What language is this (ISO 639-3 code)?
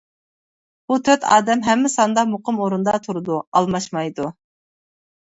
uig